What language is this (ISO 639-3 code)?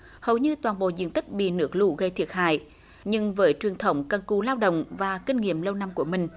vie